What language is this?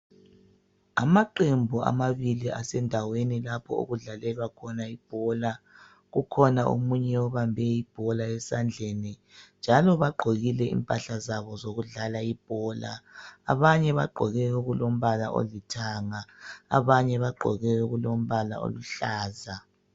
North Ndebele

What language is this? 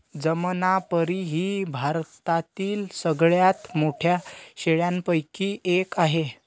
Marathi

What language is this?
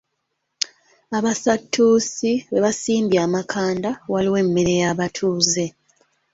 Ganda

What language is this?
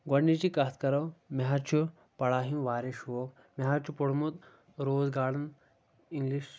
Kashmiri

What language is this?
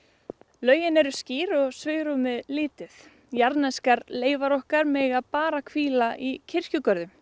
Icelandic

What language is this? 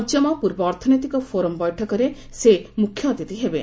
Odia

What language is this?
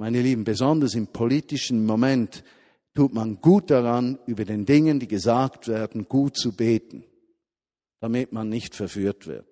German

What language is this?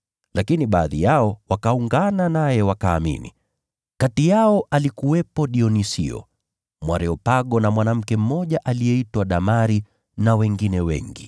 Swahili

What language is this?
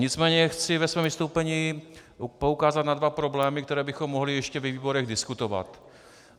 Czech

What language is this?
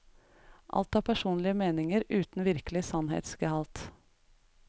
Norwegian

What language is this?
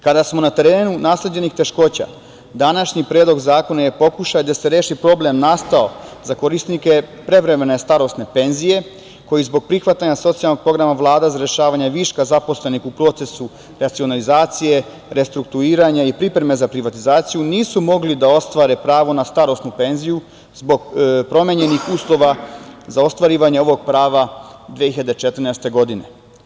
Serbian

